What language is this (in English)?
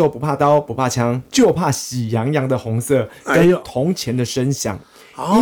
Chinese